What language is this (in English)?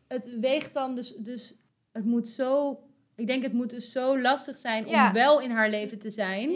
Dutch